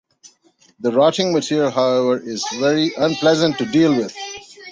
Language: English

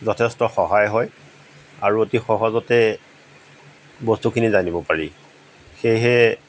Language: Assamese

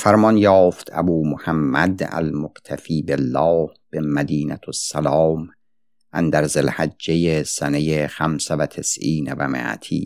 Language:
Persian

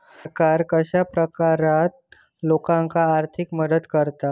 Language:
Marathi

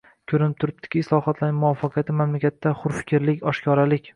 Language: Uzbek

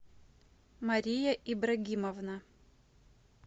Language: Russian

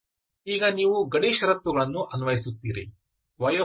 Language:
Kannada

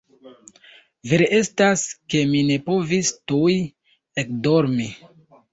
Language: Esperanto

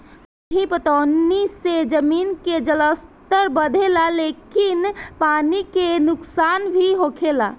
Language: Bhojpuri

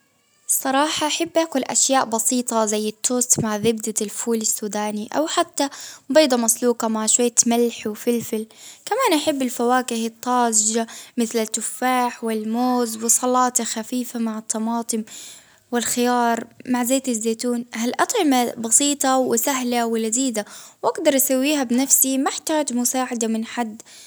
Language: Baharna Arabic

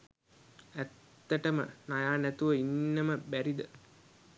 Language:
Sinhala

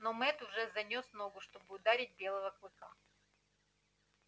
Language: Russian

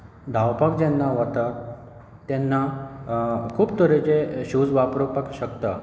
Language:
Konkani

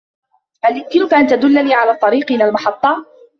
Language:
Arabic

